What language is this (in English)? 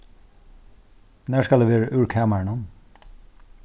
Faroese